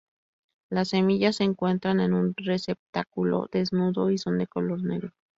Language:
Spanish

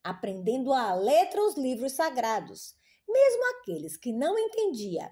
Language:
Portuguese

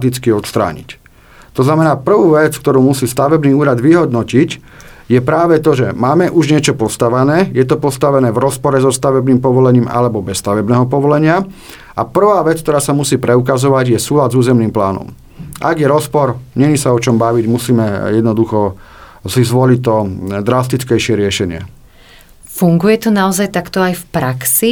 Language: Slovak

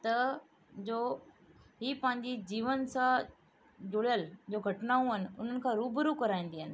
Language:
Sindhi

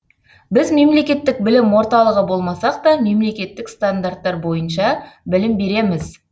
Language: Kazakh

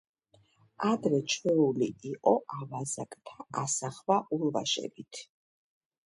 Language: Georgian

